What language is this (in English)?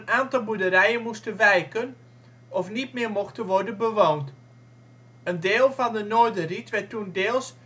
Dutch